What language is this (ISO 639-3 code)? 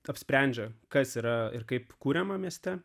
lit